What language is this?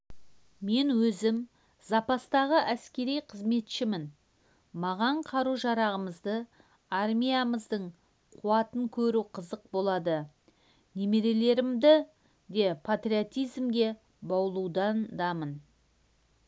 Kazakh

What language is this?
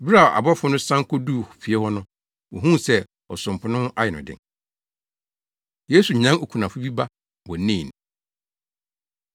Akan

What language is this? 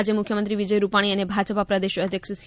Gujarati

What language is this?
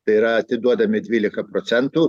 Lithuanian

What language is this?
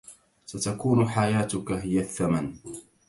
Arabic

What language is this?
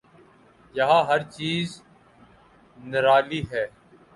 Urdu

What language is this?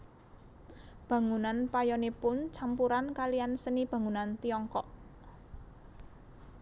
Javanese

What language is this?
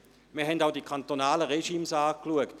Swiss German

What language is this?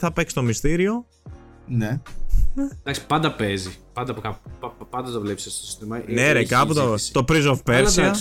Greek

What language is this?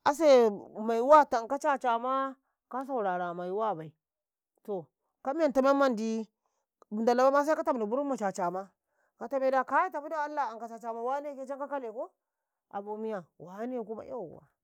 Karekare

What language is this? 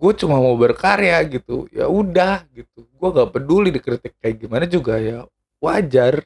Indonesian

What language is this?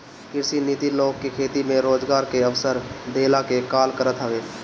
Bhojpuri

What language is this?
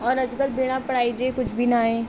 Sindhi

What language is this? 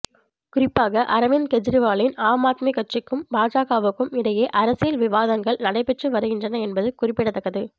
Tamil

